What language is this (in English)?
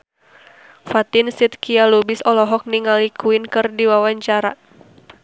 Sundanese